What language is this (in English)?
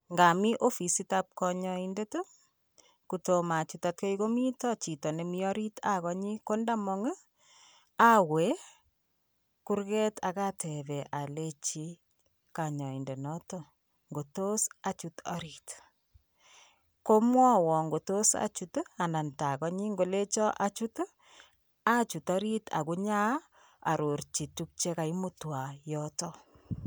Kalenjin